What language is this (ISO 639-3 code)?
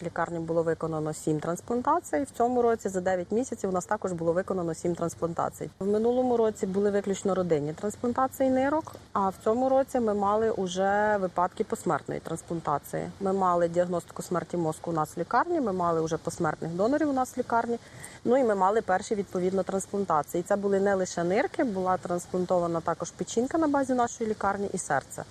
ukr